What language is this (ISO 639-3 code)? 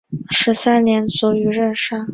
zho